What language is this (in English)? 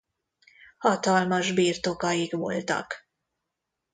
Hungarian